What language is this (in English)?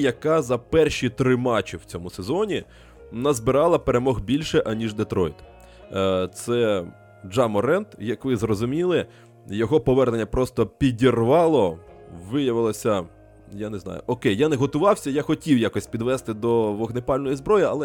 Ukrainian